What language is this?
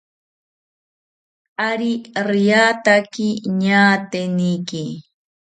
South Ucayali Ashéninka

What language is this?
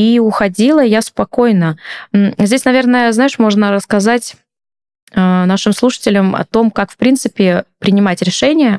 Russian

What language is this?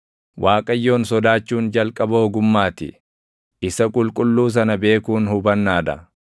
Oromo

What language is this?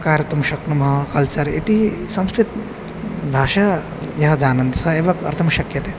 Sanskrit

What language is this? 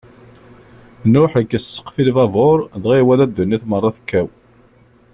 Kabyle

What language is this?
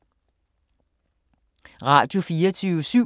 Danish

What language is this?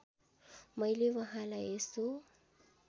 Nepali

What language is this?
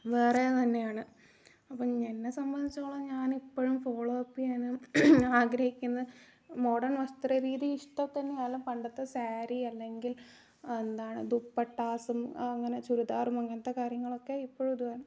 Malayalam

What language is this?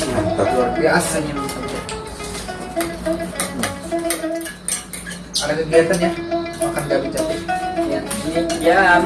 Indonesian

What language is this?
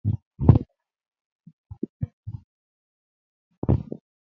Kalenjin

